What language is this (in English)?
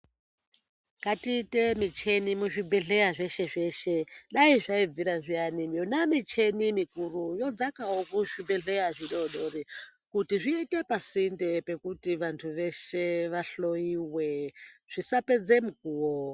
Ndau